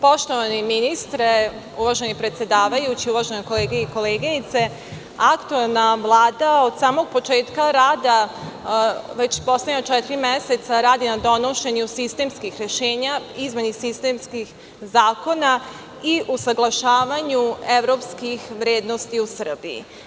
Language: Serbian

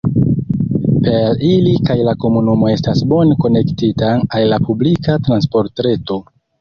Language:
Esperanto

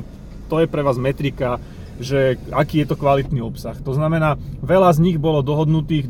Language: Slovak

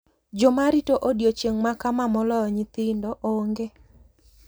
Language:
Luo (Kenya and Tanzania)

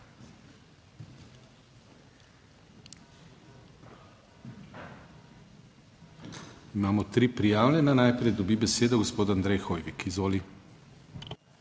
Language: Slovenian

